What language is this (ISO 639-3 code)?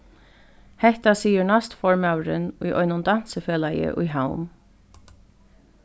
fao